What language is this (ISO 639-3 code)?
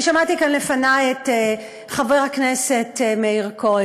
heb